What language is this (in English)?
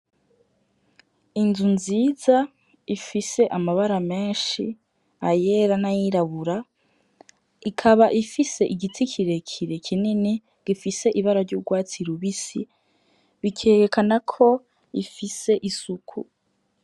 Rundi